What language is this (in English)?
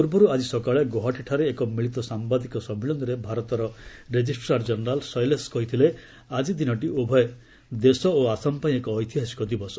Odia